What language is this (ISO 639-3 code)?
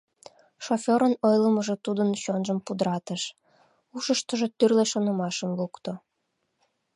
chm